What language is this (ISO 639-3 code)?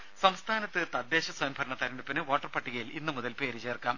mal